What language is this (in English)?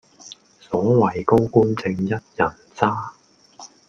Cantonese